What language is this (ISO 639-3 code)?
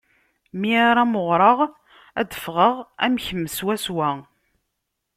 kab